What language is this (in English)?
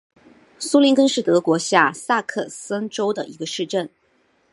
Chinese